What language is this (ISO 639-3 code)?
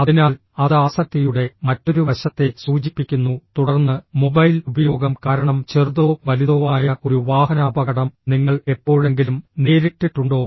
mal